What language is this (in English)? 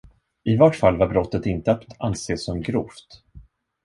Swedish